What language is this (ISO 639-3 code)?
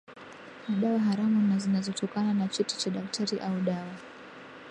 swa